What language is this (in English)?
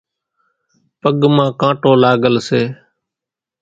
Kachi Koli